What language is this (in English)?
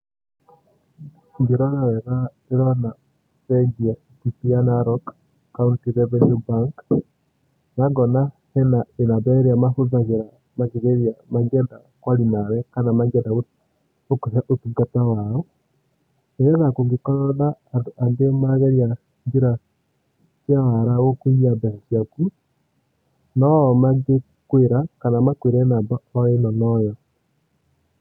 Kikuyu